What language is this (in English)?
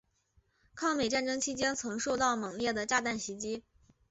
Chinese